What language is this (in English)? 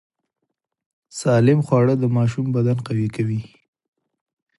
Pashto